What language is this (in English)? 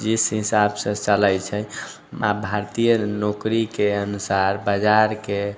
Maithili